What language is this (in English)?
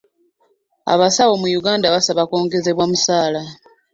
Ganda